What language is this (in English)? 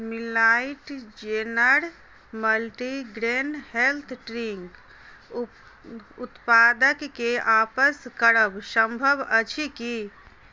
Maithili